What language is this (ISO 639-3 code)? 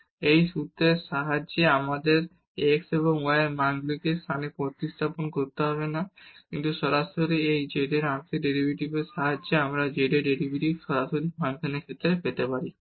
ben